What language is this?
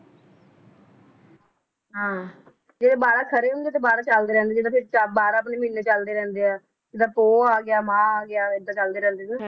Punjabi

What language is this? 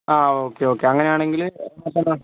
Malayalam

